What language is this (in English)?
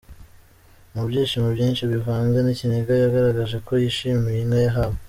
Kinyarwanda